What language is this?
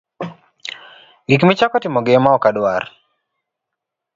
Luo (Kenya and Tanzania)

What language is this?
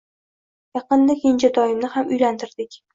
Uzbek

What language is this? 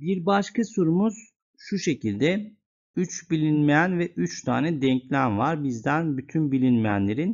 Turkish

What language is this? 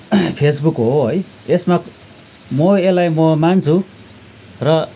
Nepali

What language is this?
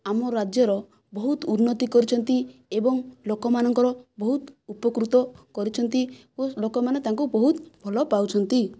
Odia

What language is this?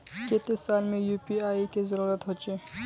Magahi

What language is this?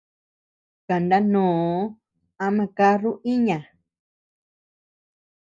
Tepeuxila Cuicatec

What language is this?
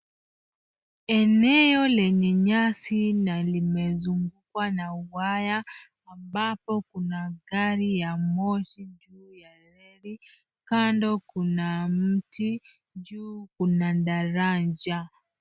Swahili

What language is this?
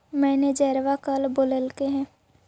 Magahi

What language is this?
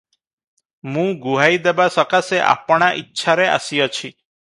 Odia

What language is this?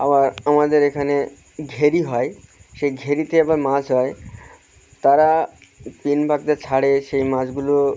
Bangla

